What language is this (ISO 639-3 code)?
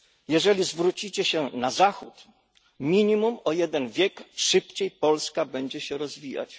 pol